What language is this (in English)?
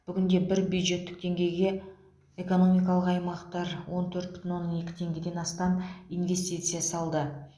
Kazakh